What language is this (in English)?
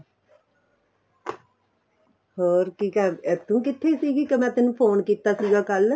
Punjabi